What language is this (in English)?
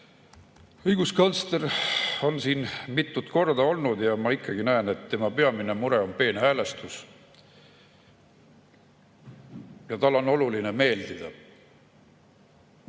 Estonian